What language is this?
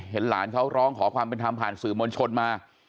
Thai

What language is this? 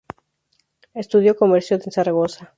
Spanish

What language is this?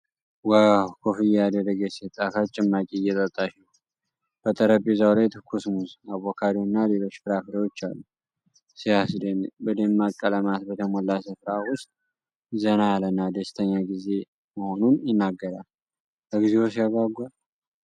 Amharic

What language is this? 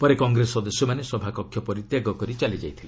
Odia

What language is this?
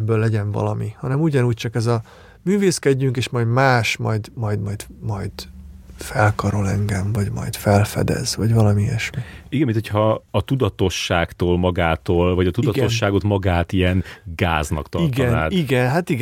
Hungarian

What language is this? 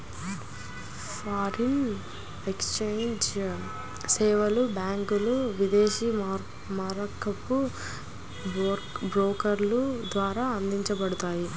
Telugu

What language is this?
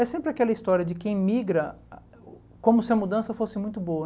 Portuguese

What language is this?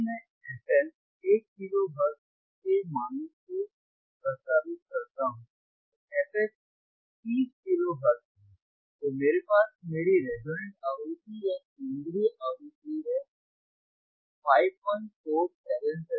Hindi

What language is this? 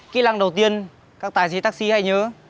Vietnamese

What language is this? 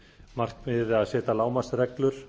Icelandic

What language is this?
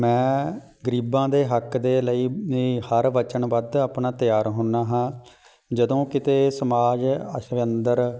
Punjabi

